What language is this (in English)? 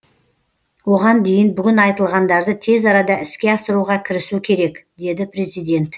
Kazakh